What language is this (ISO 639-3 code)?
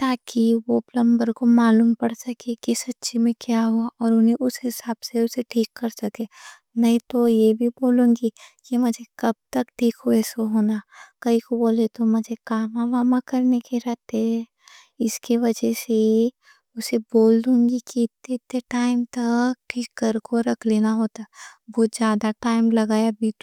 dcc